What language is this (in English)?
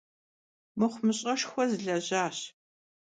Kabardian